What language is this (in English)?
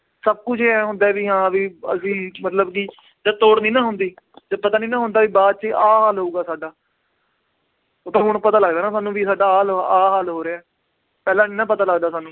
Punjabi